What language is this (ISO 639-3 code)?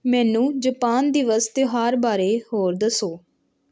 pan